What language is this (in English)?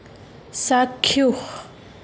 Assamese